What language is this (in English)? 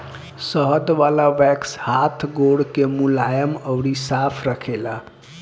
Bhojpuri